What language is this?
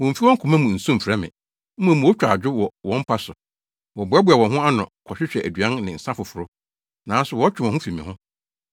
Akan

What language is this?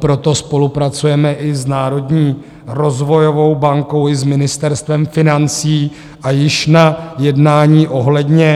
Czech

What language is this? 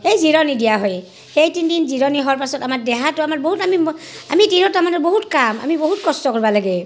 Assamese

